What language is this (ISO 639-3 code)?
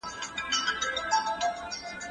pus